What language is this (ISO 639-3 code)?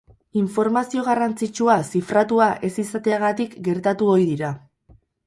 eus